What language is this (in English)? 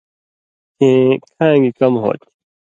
Indus Kohistani